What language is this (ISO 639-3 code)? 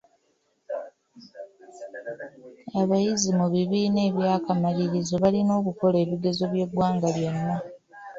lug